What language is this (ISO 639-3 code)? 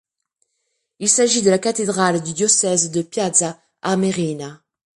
fra